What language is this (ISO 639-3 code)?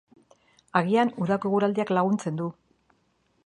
eus